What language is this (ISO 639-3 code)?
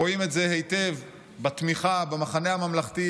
heb